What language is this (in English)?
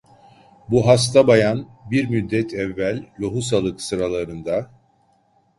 Turkish